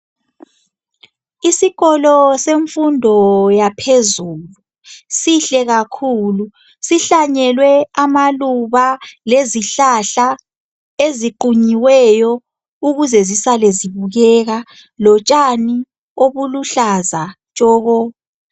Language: North Ndebele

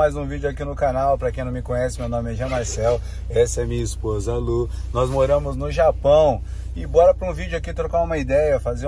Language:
Portuguese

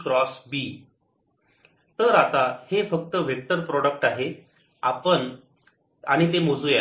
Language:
Marathi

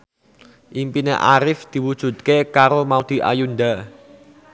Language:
Javanese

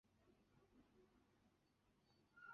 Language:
Chinese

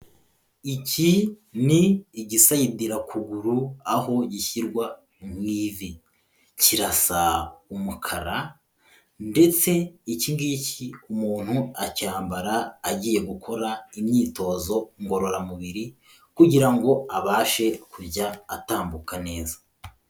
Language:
Kinyarwanda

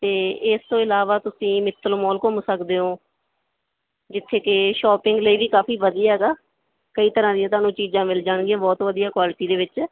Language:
Punjabi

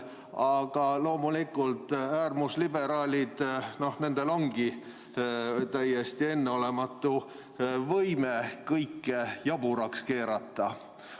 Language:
Estonian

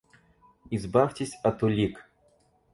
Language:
Russian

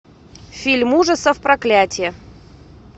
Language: Russian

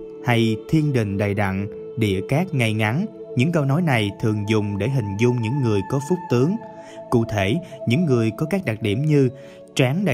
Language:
Vietnamese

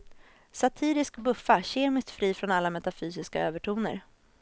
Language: Swedish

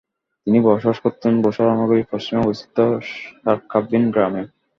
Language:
Bangla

